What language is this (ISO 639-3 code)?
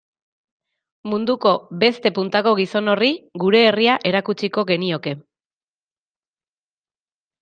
eus